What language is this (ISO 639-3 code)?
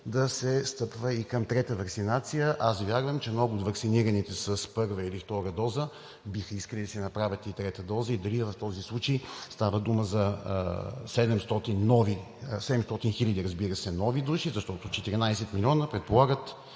bul